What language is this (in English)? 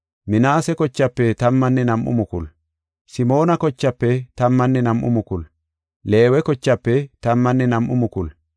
Gofa